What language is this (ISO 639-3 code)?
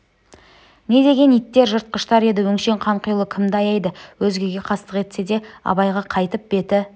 kaz